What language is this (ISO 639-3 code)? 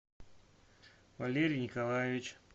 rus